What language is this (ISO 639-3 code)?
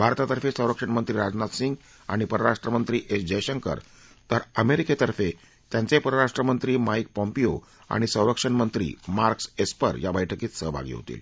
mar